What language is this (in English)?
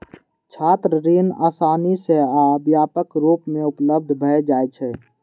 Maithili